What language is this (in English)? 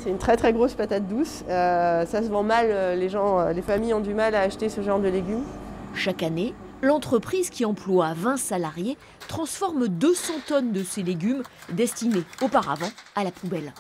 French